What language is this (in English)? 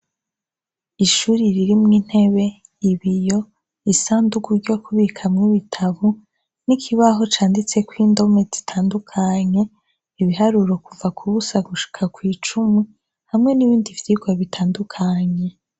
Rundi